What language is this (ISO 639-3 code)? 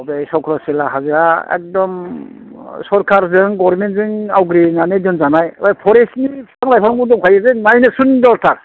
brx